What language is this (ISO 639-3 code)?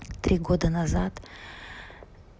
rus